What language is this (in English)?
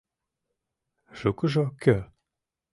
Mari